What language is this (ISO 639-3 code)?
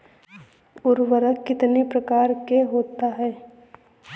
hin